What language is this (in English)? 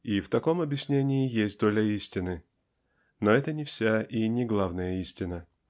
Russian